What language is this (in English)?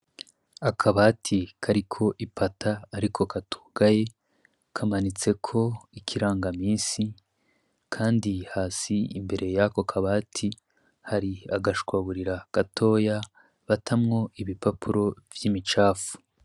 Rundi